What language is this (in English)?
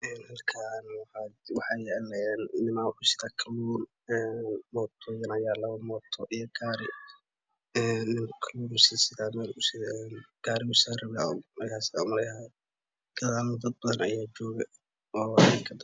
Somali